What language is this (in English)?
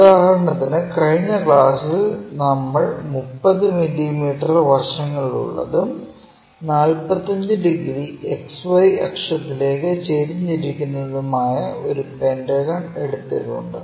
Malayalam